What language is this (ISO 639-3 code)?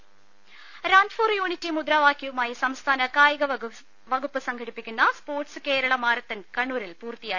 mal